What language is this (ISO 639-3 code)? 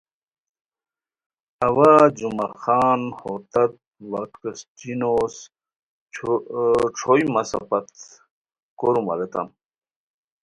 khw